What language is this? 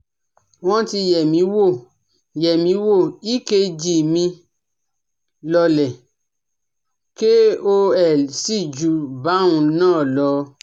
Yoruba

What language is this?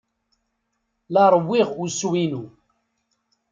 Kabyle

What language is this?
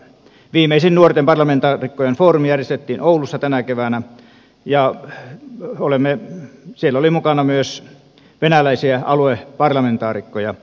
Finnish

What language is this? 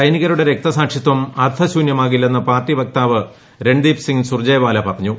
Malayalam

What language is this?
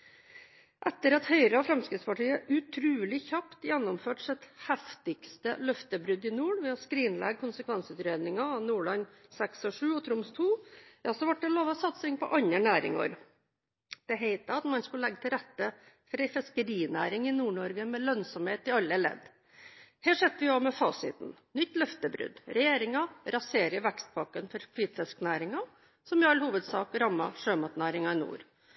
Norwegian Bokmål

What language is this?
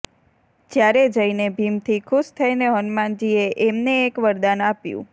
Gujarati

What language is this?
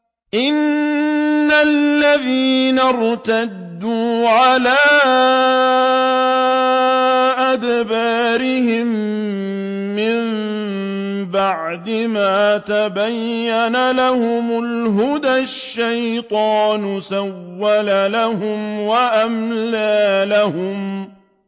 Arabic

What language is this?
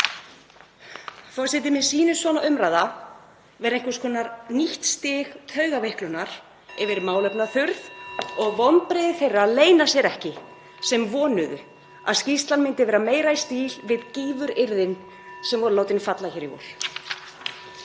Icelandic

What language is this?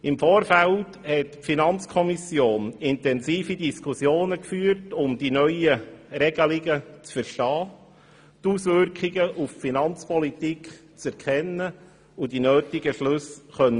Swiss German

